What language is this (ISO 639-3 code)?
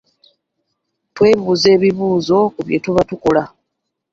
lug